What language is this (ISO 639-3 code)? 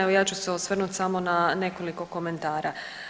hrv